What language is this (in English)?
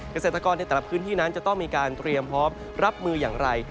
Thai